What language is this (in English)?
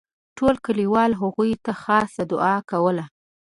Pashto